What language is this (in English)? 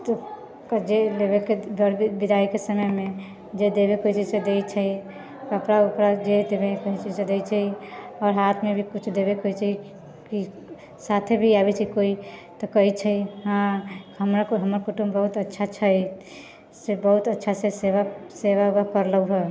Maithili